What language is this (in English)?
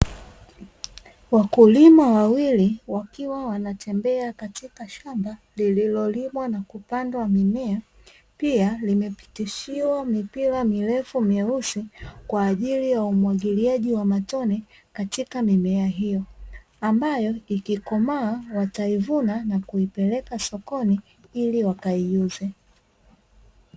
Swahili